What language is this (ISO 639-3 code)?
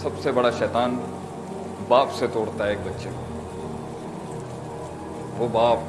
urd